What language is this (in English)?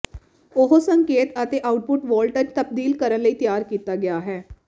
Punjabi